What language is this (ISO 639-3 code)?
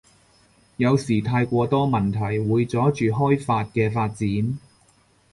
yue